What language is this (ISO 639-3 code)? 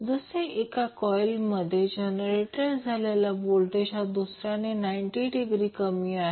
mar